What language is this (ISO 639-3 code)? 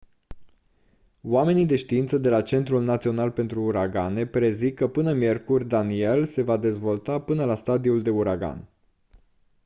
ron